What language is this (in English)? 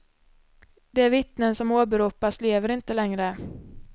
Swedish